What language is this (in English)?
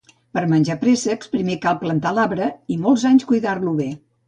Catalan